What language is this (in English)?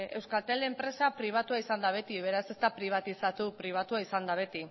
Basque